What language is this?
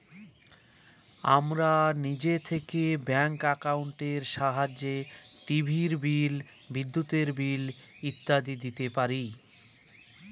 Bangla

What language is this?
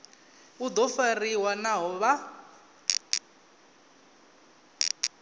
Venda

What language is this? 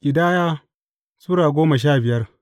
Hausa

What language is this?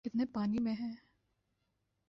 Urdu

